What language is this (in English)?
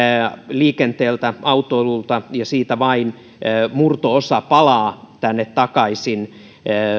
Finnish